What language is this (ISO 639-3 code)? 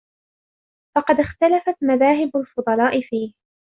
ara